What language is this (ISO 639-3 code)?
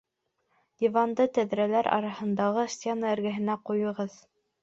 bak